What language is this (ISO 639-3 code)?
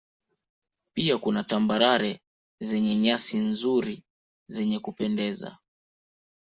swa